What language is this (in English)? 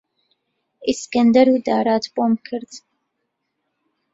Central Kurdish